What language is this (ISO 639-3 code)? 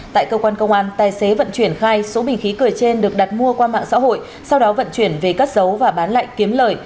vie